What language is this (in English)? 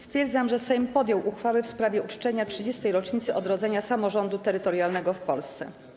Polish